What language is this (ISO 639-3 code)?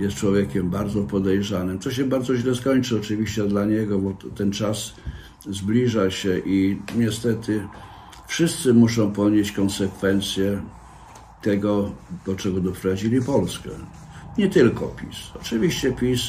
pol